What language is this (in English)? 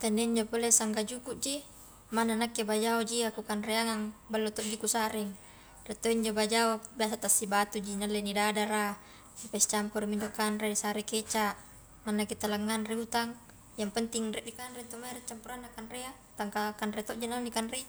Highland Konjo